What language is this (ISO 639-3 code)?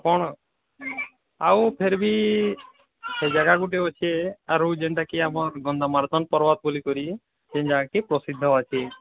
ori